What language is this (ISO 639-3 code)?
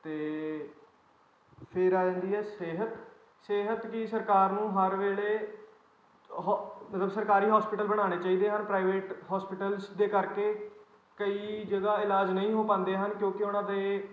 pan